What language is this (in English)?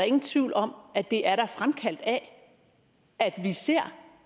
Danish